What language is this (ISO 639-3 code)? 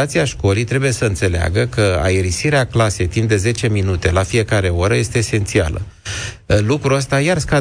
ron